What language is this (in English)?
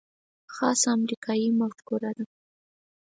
Pashto